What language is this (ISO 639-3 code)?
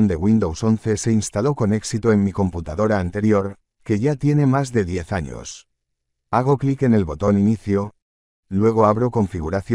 spa